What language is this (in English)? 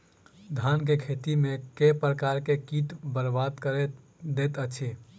Maithili